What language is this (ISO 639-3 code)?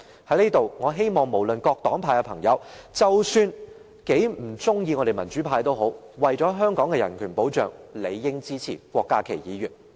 yue